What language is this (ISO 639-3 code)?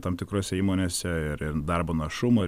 lit